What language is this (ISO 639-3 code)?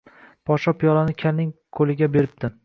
uzb